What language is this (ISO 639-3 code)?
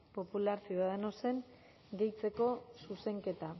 eus